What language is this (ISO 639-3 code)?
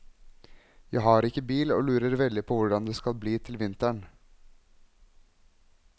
nor